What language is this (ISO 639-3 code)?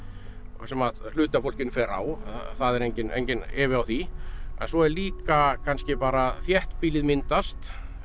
isl